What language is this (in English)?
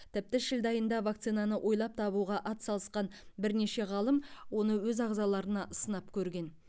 Kazakh